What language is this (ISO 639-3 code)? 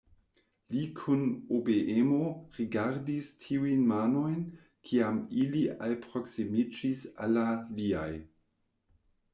epo